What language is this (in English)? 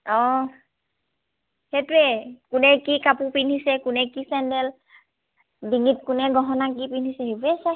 Assamese